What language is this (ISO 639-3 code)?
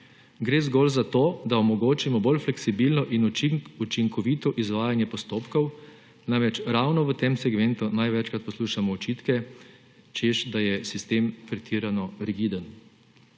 slv